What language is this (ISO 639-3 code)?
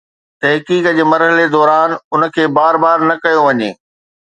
snd